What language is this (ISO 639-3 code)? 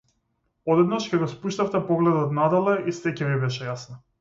mkd